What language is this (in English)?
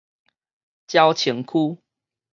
Min Nan Chinese